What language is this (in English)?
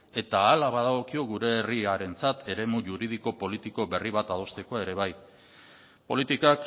Basque